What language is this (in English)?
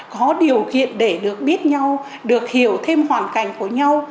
Vietnamese